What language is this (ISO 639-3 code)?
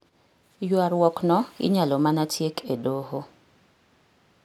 luo